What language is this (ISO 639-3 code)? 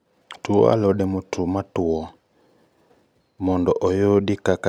luo